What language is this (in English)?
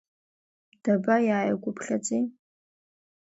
Abkhazian